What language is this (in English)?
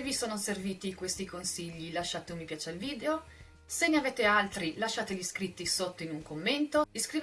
Italian